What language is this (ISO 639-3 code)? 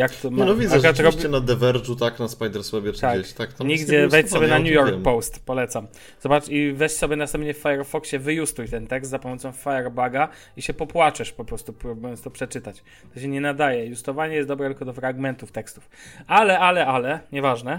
pol